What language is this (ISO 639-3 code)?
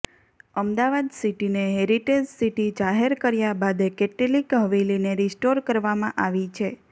guj